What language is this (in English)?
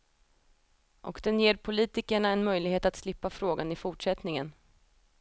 Swedish